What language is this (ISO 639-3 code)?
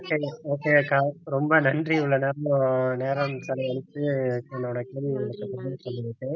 tam